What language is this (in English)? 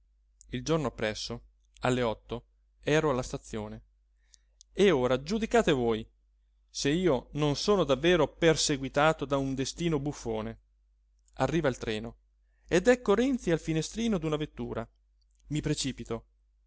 Italian